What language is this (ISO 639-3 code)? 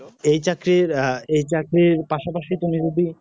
ben